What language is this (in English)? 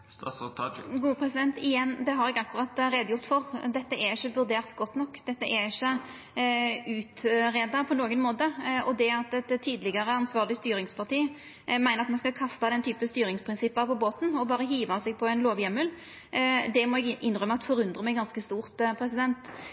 Norwegian Nynorsk